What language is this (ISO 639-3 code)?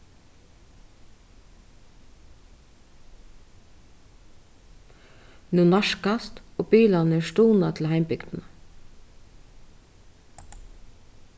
fao